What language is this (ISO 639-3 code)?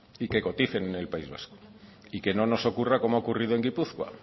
spa